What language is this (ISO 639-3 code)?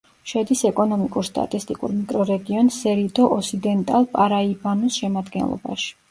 kat